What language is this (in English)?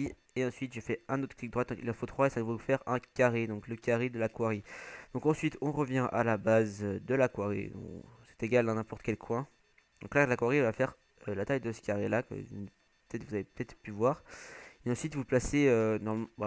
French